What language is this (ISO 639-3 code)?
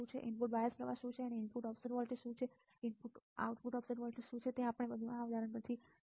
guj